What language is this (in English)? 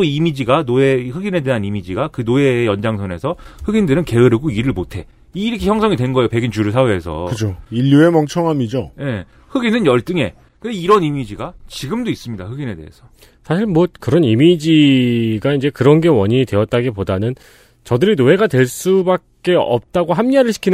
Korean